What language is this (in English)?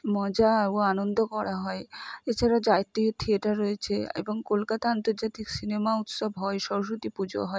Bangla